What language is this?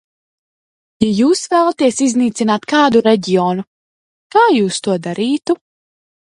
Latvian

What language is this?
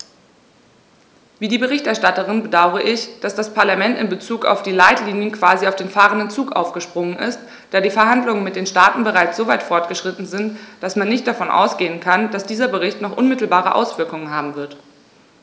German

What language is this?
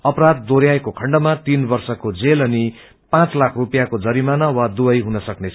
Nepali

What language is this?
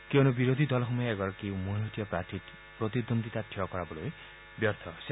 Assamese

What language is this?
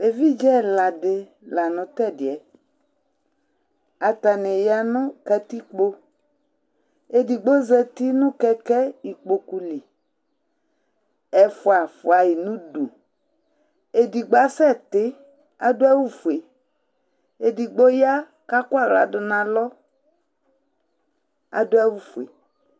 Ikposo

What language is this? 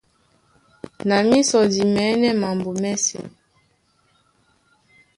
Duala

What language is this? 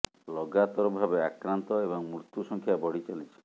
Odia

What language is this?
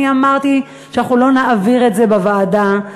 Hebrew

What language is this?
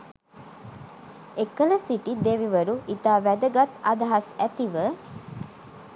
Sinhala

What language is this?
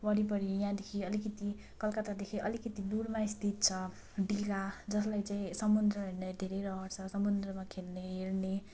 Nepali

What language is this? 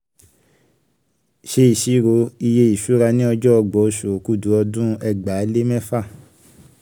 Yoruba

